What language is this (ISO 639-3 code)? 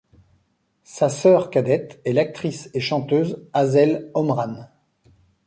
fra